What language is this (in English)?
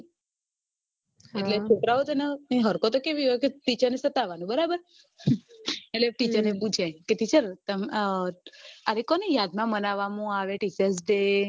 Gujarati